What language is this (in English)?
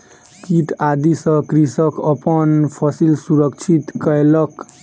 Maithili